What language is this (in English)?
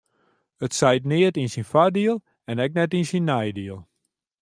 Western Frisian